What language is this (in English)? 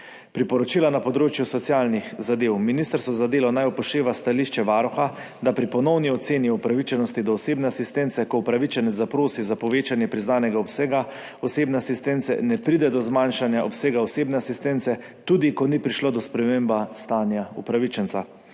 Slovenian